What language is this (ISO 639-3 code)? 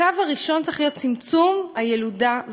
heb